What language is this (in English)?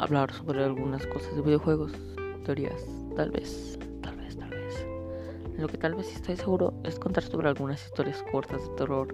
Spanish